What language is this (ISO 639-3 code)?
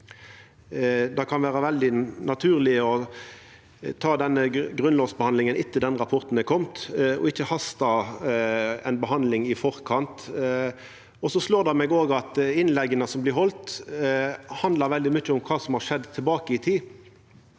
nor